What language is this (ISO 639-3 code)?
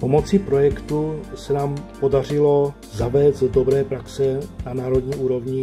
ces